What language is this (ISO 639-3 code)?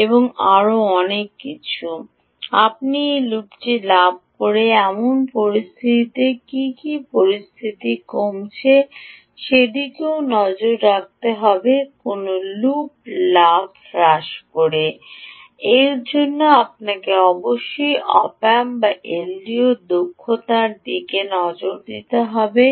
ben